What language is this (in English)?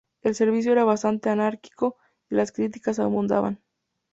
Spanish